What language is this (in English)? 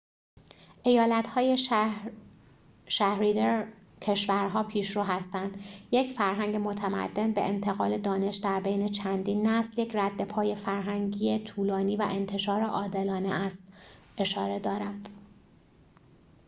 Persian